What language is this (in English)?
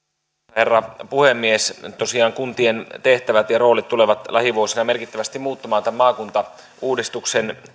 Finnish